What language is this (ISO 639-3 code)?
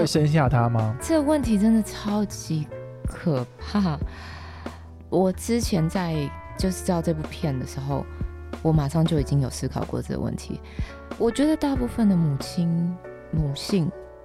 zho